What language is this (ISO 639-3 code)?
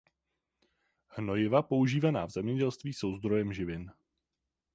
ces